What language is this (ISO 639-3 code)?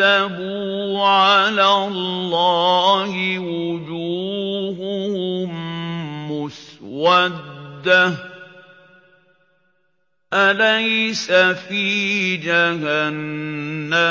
ara